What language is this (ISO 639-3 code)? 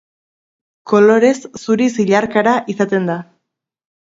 eus